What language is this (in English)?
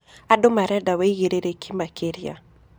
Kikuyu